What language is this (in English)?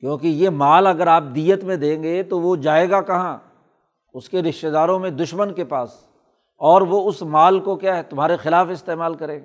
Urdu